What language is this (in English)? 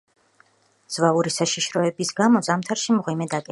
Georgian